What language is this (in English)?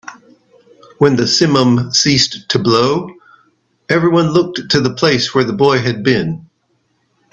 English